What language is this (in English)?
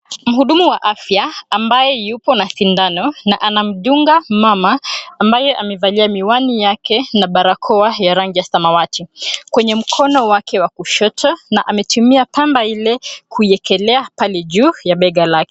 Swahili